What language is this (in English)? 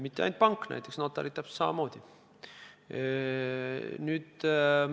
Estonian